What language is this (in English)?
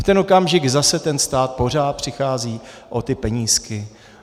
Czech